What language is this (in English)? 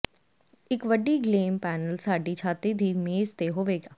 Punjabi